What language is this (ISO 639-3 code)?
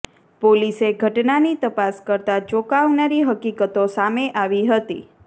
guj